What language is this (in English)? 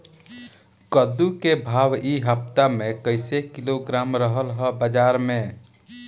Bhojpuri